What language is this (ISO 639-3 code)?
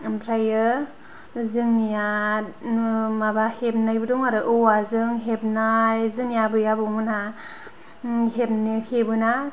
brx